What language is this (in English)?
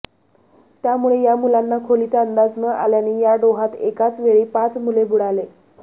Marathi